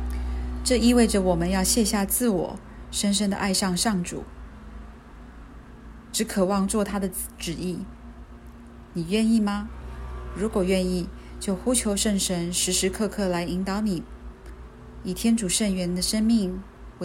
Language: Chinese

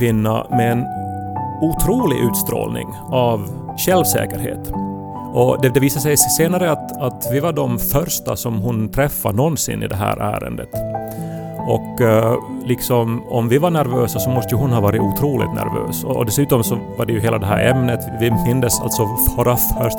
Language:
Swedish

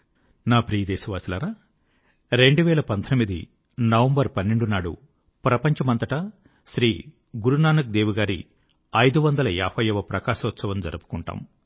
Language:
Telugu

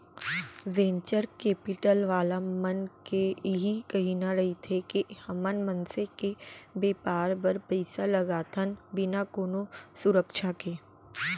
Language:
Chhattisgarhi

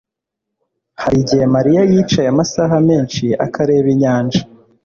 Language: Kinyarwanda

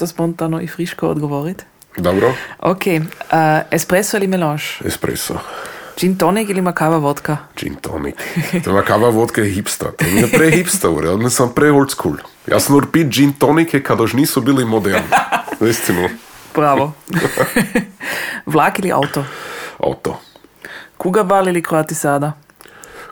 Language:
Croatian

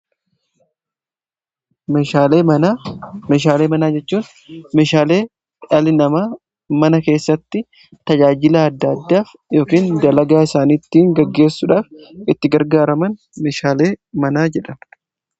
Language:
Oromo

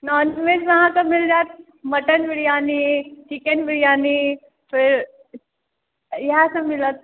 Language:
Maithili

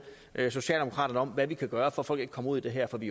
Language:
Danish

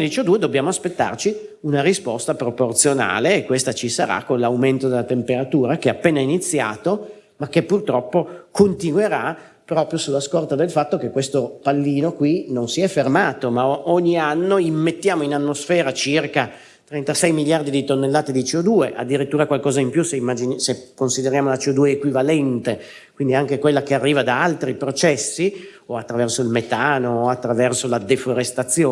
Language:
Italian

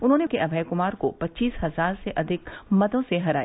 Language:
Hindi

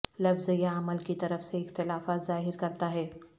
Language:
Urdu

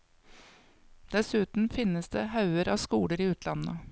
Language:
Norwegian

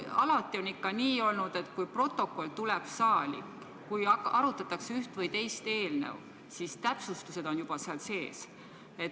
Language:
Estonian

